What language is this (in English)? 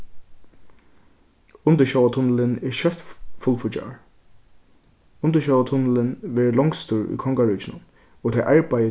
Faroese